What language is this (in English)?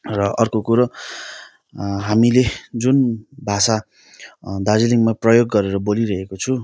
Nepali